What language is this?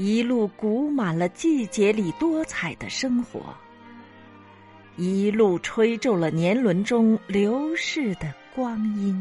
Chinese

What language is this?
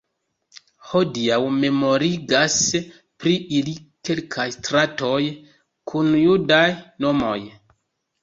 Esperanto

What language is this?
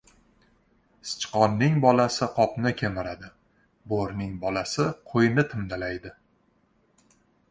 Uzbek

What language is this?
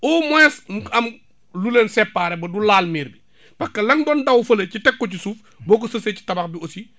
Wolof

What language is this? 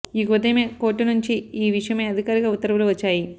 Telugu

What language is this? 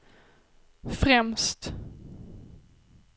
Swedish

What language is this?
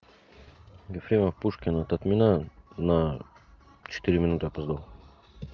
Russian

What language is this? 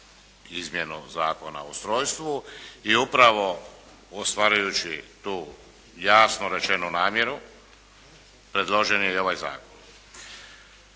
Croatian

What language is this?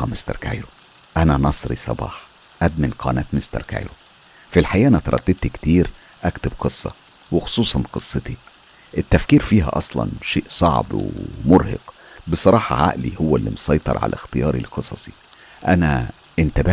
Arabic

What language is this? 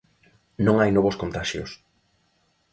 Galician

